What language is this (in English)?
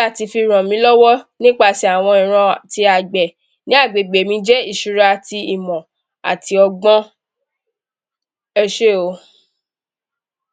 Yoruba